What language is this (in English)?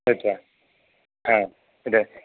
Sanskrit